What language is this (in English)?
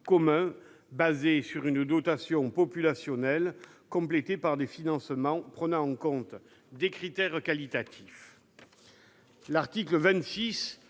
French